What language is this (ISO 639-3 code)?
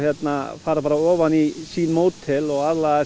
isl